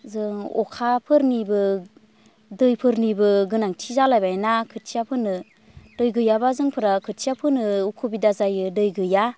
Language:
Bodo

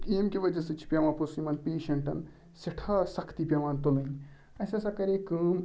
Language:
Kashmiri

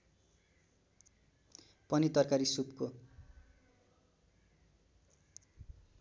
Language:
Nepali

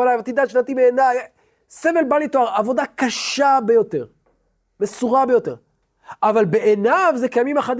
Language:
Hebrew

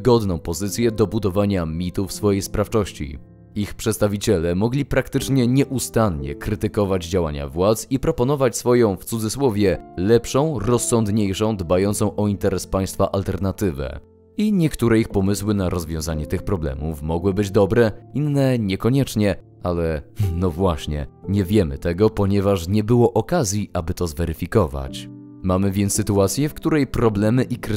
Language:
Polish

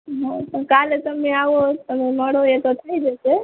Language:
Gujarati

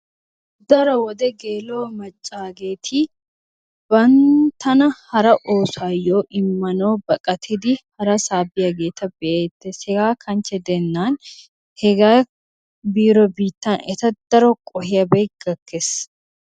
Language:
Wolaytta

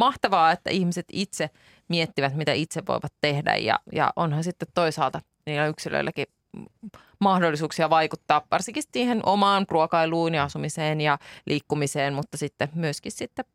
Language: Finnish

